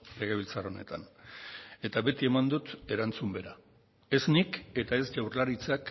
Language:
Basque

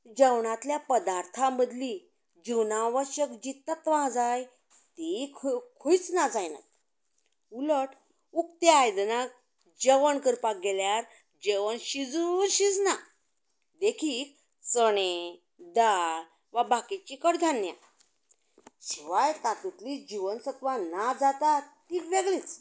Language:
Konkani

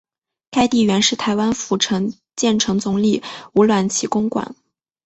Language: Chinese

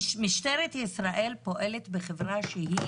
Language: Hebrew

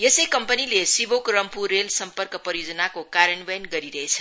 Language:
Nepali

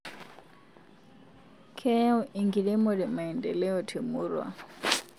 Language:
Masai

